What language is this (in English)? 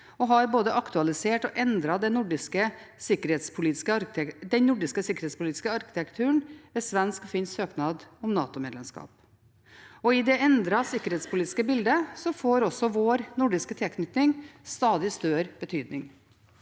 Norwegian